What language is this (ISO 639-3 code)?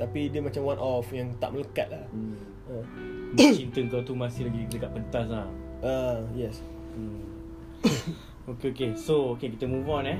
msa